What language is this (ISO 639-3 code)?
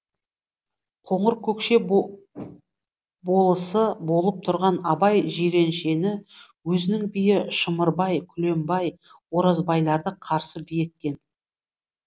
kaz